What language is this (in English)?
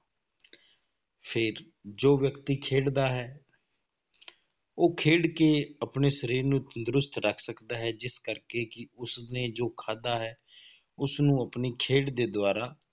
Punjabi